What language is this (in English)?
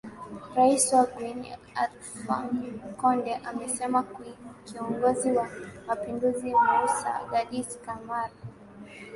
Swahili